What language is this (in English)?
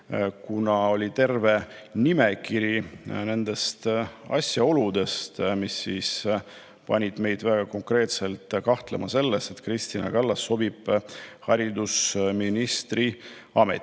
Estonian